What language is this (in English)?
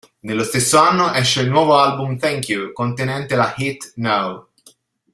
Italian